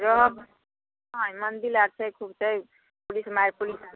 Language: Maithili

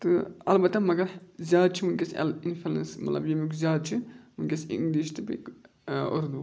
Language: Kashmiri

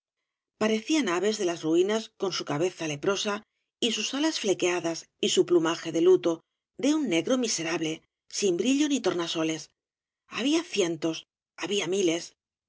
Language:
Spanish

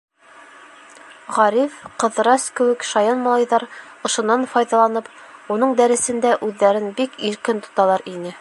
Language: Bashkir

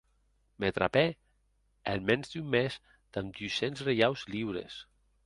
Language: Occitan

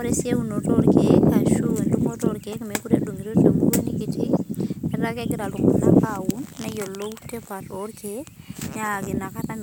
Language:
Masai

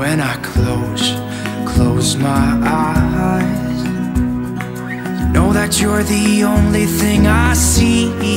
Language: Romanian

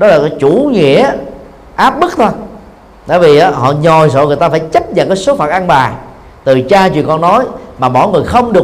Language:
Vietnamese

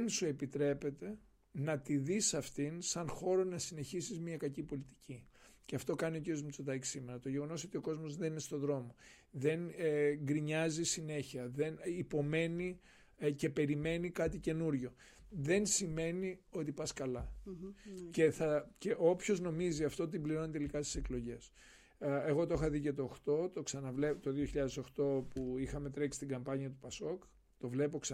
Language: Greek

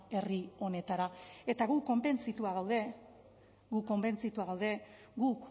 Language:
Basque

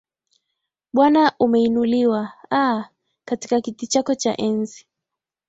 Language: Swahili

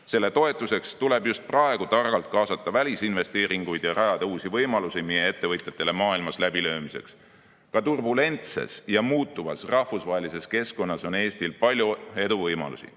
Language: Estonian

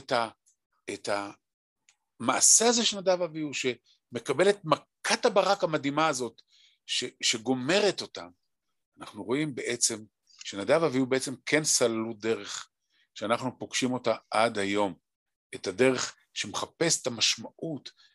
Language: Hebrew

